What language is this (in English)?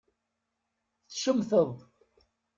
Kabyle